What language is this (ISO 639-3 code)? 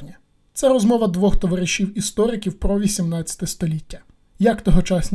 ukr